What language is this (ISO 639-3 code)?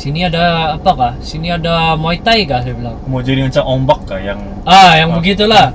msa